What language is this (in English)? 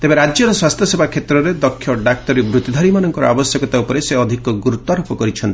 Odia